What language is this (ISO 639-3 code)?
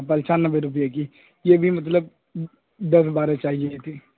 urd